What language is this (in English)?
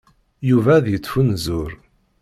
Kabyle